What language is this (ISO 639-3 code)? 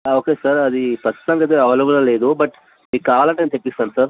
tel